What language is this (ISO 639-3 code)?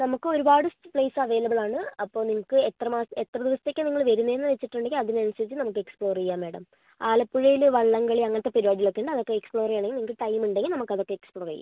mal